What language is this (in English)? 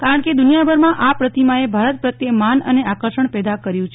Gujarati